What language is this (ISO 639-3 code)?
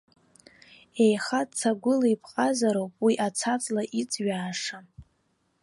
abk